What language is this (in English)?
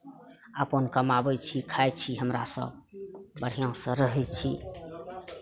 Maithili